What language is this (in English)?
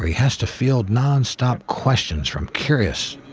English